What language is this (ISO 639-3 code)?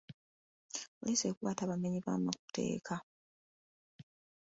lug